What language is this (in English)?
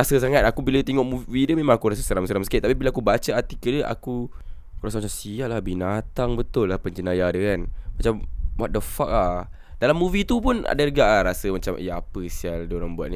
Malay